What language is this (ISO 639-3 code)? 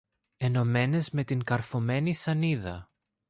ell